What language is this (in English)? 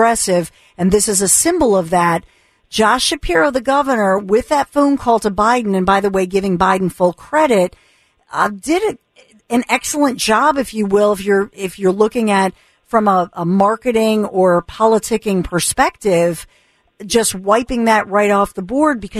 English